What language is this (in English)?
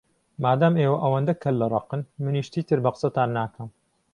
Central Kurdish